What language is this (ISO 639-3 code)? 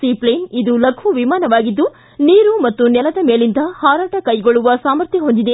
kan